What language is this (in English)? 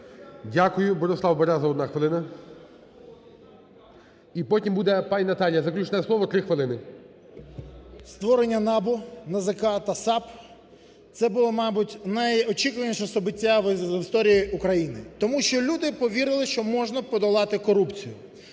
Ukrainian